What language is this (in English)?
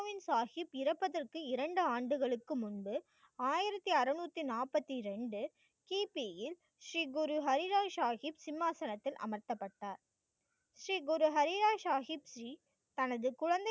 Tamil